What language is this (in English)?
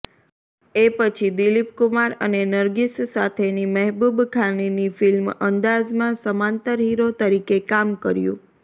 Gujarati